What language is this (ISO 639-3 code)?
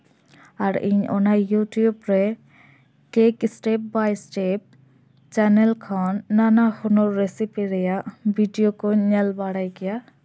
sat